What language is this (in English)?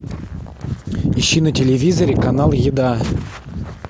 Russian